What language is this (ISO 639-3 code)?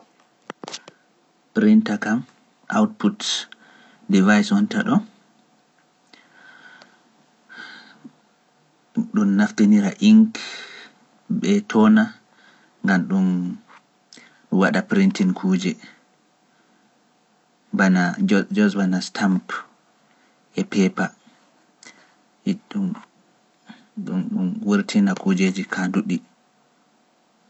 fuf